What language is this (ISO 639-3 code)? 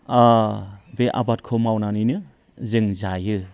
brx